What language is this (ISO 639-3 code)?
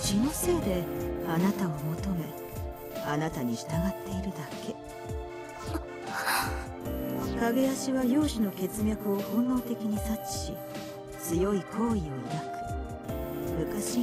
jpn